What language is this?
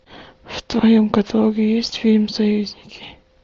Russian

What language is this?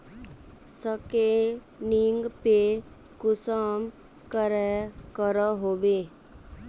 Magahi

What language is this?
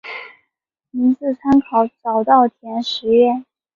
Chinese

